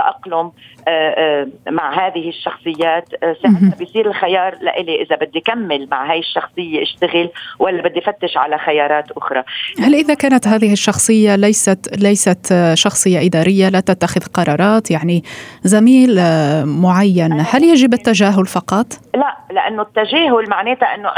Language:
Arabic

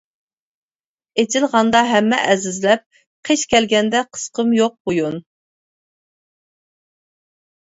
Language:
Uyghur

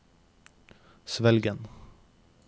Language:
Norwegian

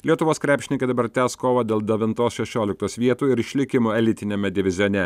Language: Lithuanian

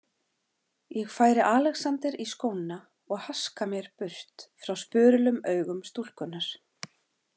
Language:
Icelandic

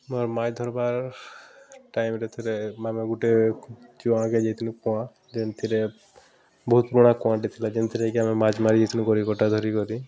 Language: Odia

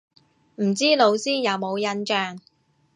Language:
Cantonese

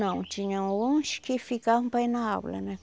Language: Portuguese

